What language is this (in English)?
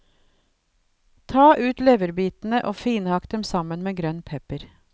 Norwegian